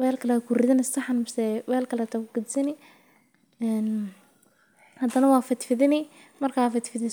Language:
Somali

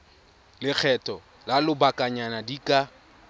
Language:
Tswana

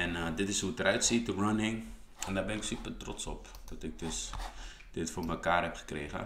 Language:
Dutch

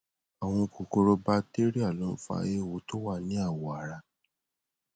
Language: Yoruba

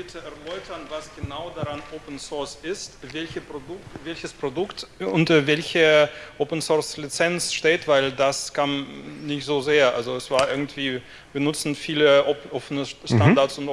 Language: German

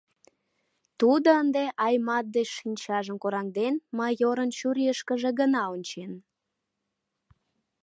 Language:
Mari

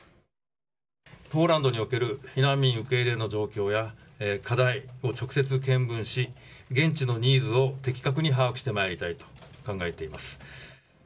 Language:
Japanese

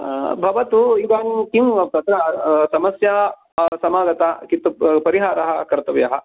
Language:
Sanskrit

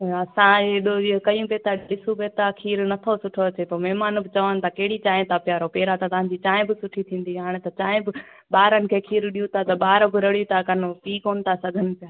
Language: Sindhi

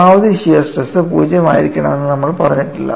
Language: Malayalam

